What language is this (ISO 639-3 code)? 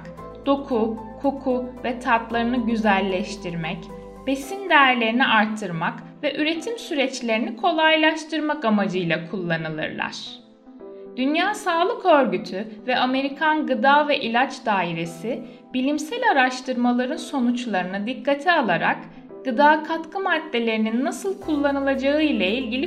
tur